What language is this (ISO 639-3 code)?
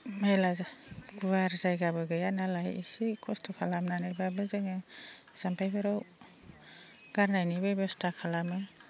brx